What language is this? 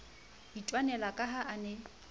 Southern Sotho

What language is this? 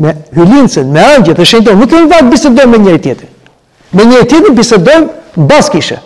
Romanian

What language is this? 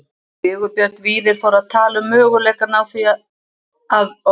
Icelandic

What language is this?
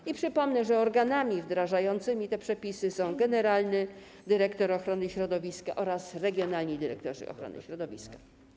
Polish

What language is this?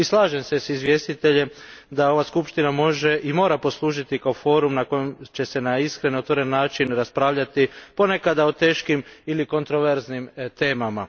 Croatian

